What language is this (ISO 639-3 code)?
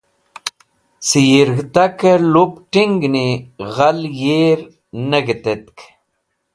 wbl